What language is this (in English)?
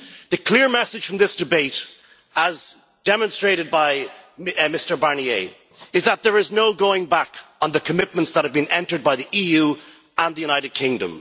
English